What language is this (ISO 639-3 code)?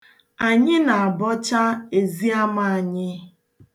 ibo